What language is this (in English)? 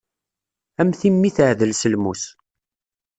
Kabyle